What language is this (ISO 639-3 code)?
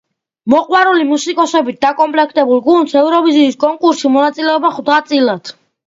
kat